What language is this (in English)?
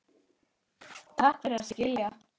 Icelandic